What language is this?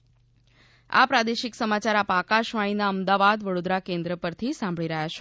Gujarati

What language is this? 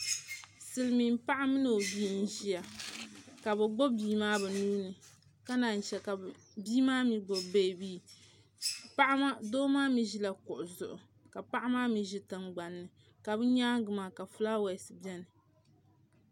Dagbani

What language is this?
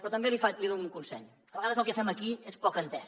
Catalan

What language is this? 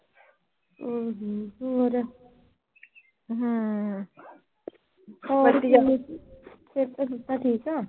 Punjabi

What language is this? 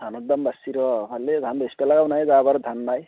Assamese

